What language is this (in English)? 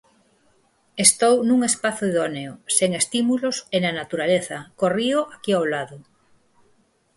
Galician